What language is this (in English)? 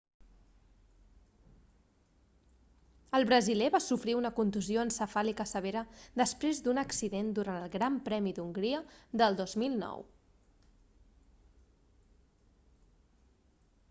Catalan